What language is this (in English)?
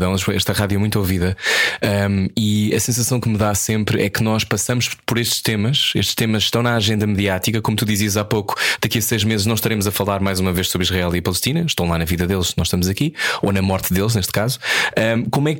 Portuguese